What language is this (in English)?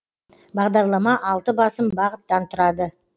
Kazakh